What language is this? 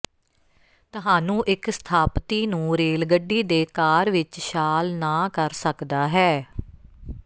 Punjabi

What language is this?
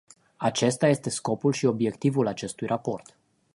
Romanian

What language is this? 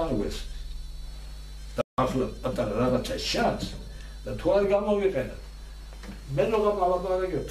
Turkish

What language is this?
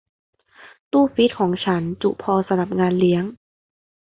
Thai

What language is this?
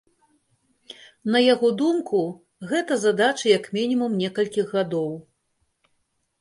Belarusian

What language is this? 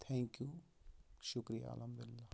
Kashmiri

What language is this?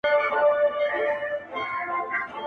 Pashto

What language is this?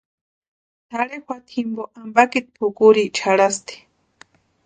Western Highland Purepecha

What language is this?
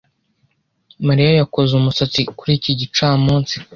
Kinyarwanda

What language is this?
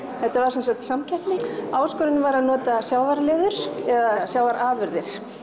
Icelandic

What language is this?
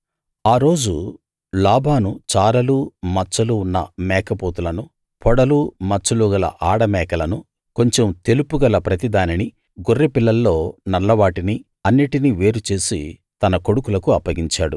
Telugu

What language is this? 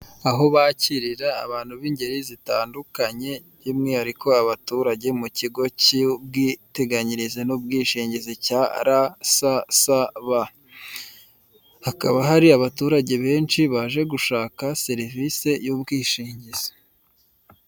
Kinyarwanda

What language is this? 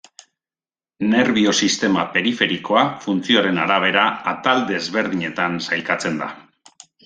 Basque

